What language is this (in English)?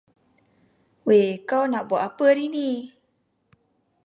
Malay